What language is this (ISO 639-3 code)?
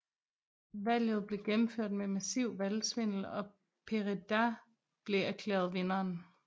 dan